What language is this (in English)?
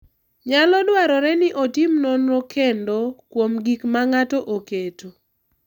Luo (Kenya and Tanzania)